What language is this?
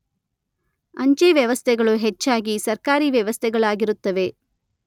Kannada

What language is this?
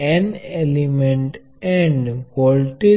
Gujarati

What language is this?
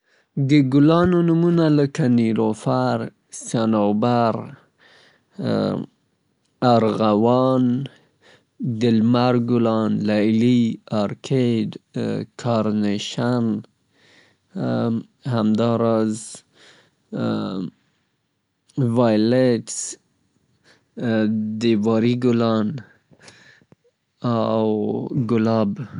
Southern Pashto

